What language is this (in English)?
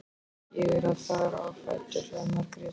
Icelandic